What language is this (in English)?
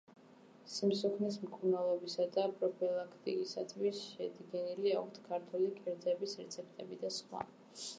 Georgian